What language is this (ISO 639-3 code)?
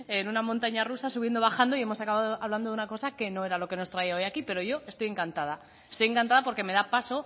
spa